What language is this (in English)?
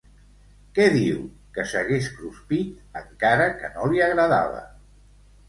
Catalan